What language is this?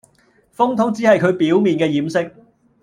Cantonese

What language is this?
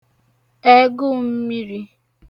Igbo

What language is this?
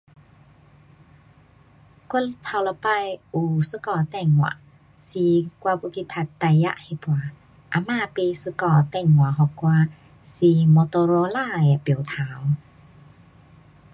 Pu-Xian Chinese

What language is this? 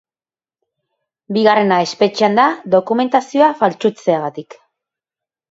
Basque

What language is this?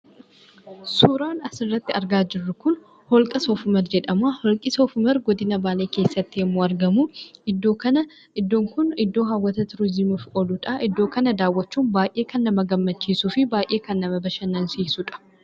Oromo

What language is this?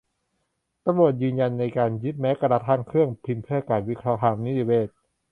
Thai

